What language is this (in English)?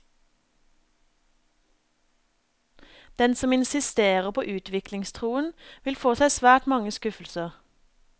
Norwegian